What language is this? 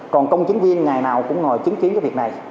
Vietnamese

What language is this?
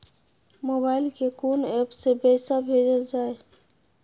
Maithili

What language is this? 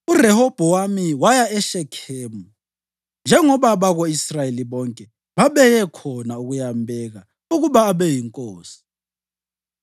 North Ndebele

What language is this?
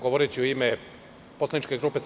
Serbian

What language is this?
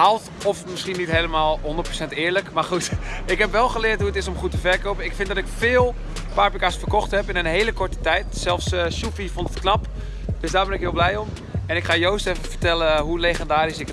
Dutch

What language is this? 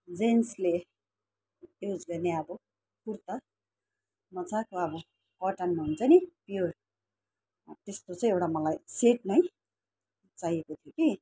Nepali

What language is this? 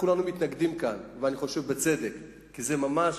Hebrew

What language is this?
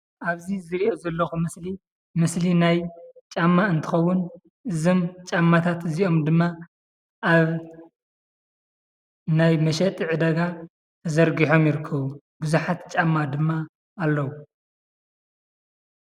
Tigrinya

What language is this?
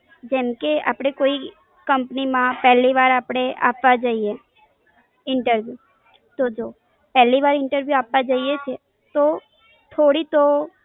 Gujarati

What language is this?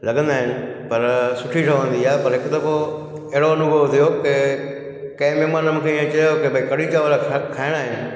Sindhi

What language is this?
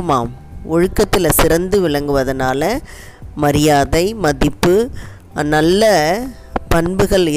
Tamil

